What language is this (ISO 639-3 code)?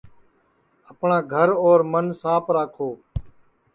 ssi